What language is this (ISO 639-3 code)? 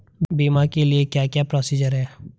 hin